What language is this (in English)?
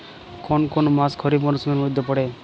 Bangla